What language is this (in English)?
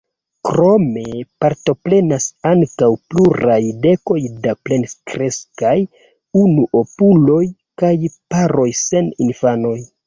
Esperanto